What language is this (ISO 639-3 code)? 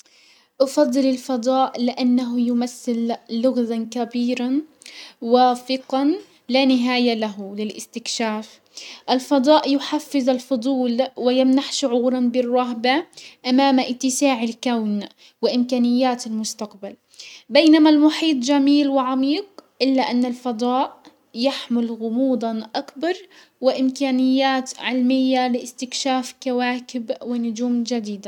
acw